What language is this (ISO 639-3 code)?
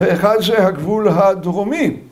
heb